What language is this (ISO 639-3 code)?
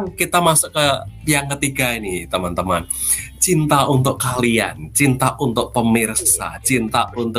ind